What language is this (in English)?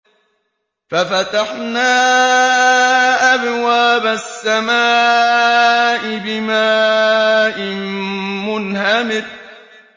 Arabic